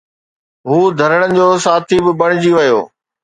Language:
Sindhi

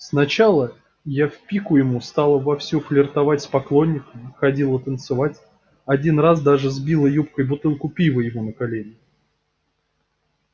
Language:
Russian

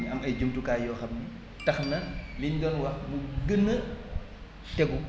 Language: Wolof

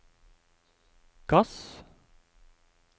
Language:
Norwegian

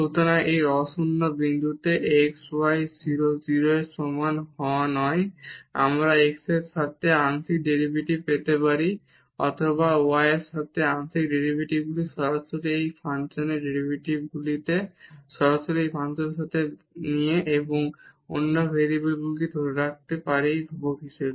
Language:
Bangla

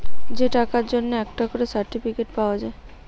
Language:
Bangla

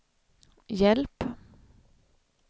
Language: Swedish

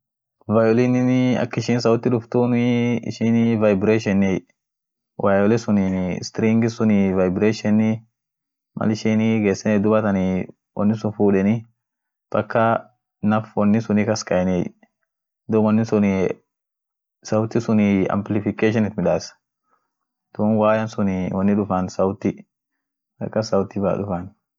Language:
Orma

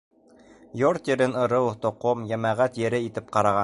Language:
Bashkir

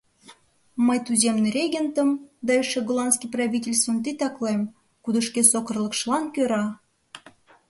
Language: Mari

